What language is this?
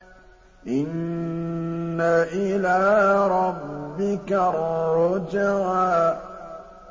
Arabic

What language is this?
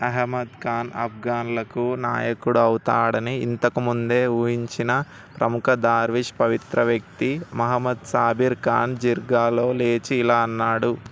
Telugu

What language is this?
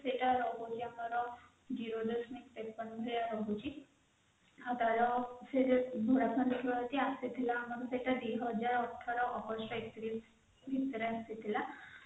Odia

